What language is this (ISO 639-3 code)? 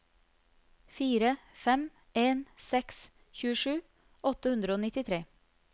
nor